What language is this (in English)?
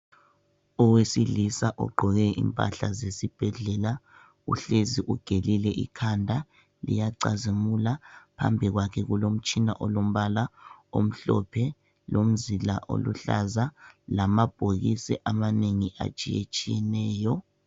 North Ndebele